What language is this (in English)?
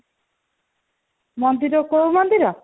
Odia